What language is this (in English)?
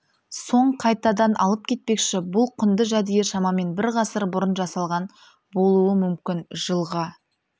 Kazakh